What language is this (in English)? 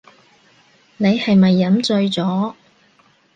Cantonese